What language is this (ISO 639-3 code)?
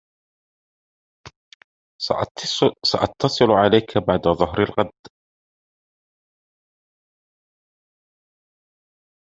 ara